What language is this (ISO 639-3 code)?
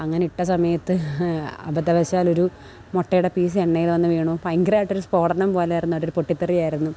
mal